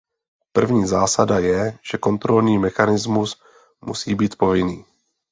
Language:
Czech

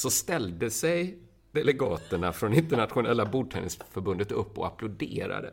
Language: Swedish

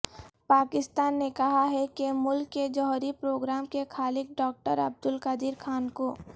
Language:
Urdu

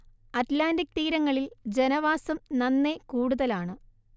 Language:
Malayalam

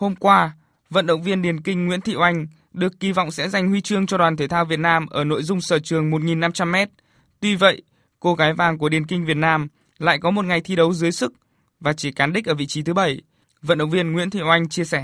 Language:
Vietnamese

